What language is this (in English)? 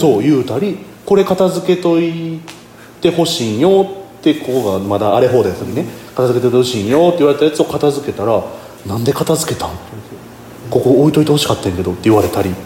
Japanese